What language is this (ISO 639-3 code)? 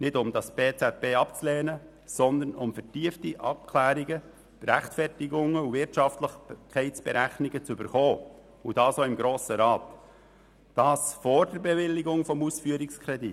gsw